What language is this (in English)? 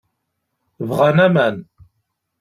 Kabyle